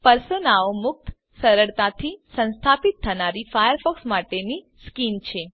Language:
Gujarati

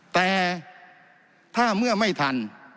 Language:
Thai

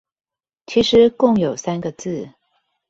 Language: Chinese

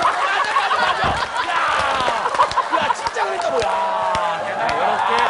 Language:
Korean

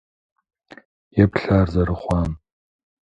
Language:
Kabardian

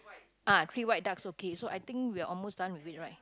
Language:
English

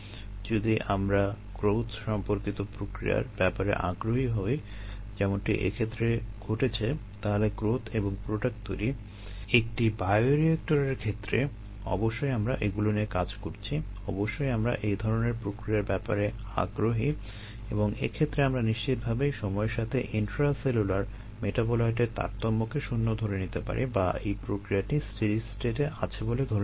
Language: Bangla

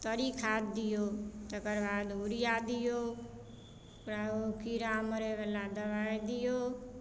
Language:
Maithili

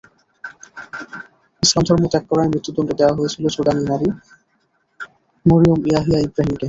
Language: Bangla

